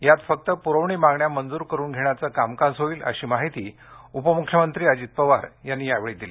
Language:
Marathi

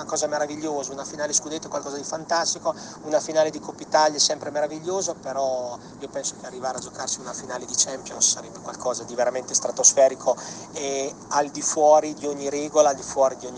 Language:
Italian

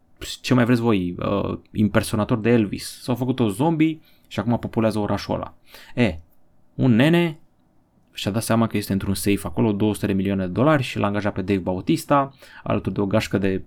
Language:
Romanian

